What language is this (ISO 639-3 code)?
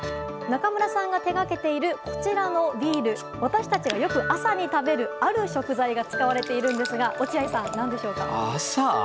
jpn